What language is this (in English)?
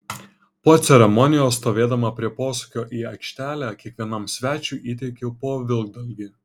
Lithuanian